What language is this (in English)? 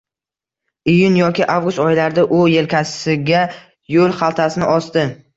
Uzbek